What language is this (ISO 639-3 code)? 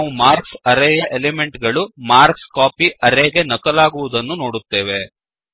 kan